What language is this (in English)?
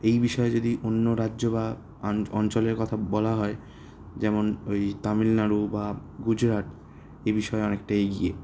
Bangla